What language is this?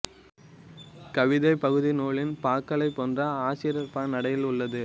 Tamil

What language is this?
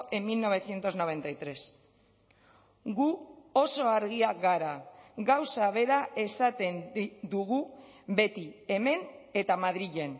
Basque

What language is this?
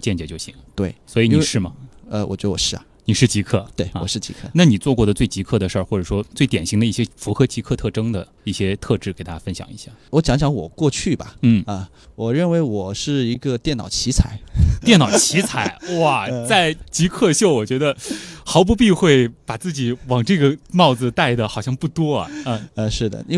Chinese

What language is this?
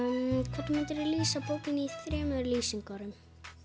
Icelandic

